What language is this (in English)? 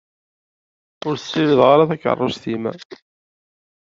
Kabyle